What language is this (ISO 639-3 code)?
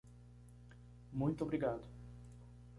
por